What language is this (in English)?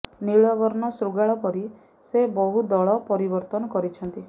Odia